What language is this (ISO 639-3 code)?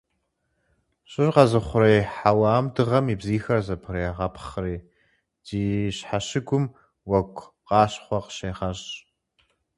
kbd